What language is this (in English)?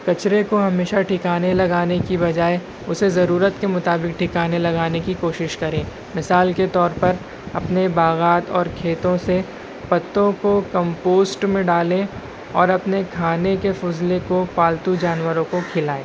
Urdu